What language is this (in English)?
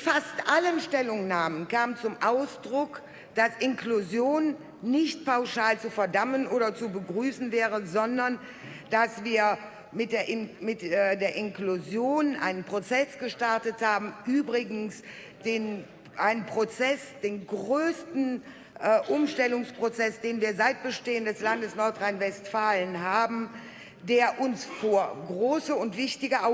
German